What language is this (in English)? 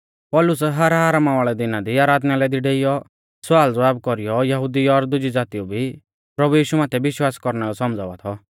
Mahasu Pahari